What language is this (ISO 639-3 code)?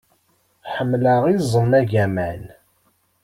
kab